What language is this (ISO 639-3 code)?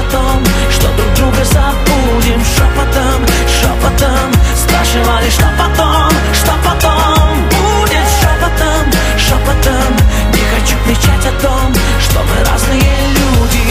rus